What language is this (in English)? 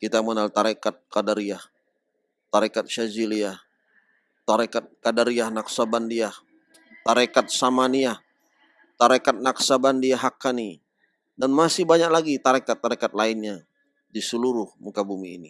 Indonesian